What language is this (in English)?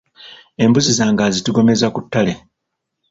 Ganda